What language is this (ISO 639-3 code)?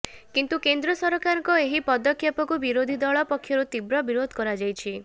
ori